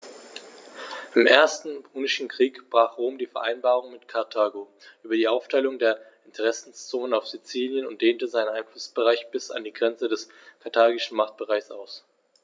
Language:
German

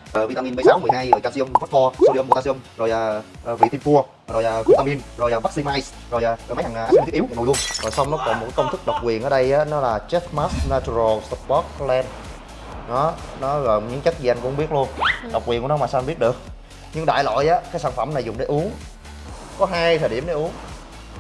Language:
Vietnamese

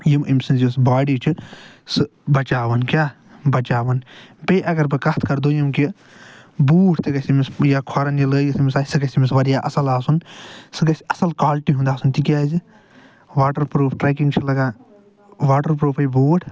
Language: Kashmiri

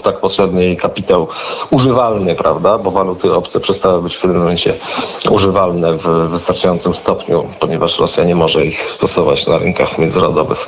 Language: Polish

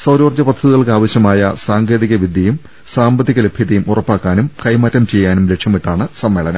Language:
Malayalam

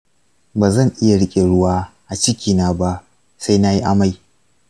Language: Hausa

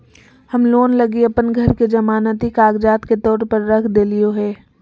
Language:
Magahi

